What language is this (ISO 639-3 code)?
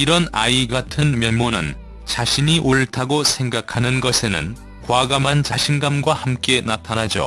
kor